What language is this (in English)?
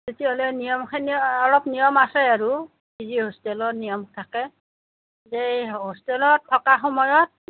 Assamese